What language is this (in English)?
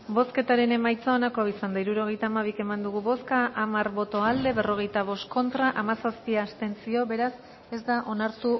Basque